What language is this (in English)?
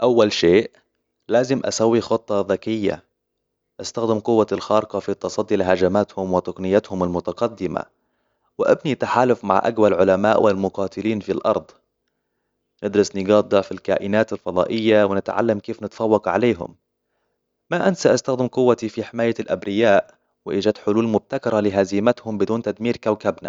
Hijazi Arabic